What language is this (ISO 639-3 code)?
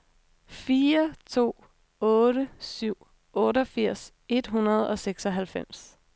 dan